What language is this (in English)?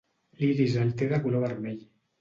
Catalan